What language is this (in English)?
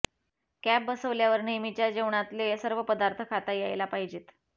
Marathi